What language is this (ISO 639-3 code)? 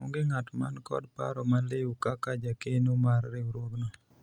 luo